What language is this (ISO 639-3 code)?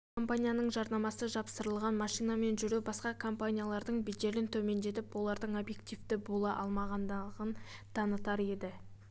kaz